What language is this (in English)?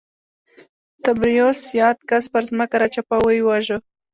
Pashto